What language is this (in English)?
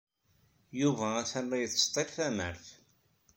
Kabyle